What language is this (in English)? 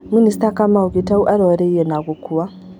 Kikuyu